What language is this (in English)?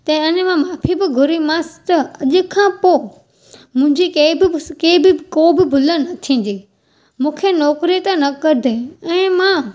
Sindhi